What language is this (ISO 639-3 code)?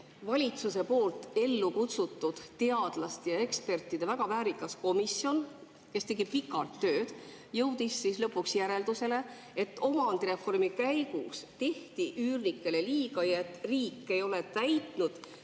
est